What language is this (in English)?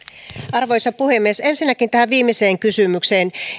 Finnish